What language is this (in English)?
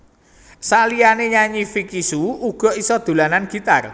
Javanese